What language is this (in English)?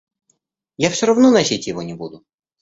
Russian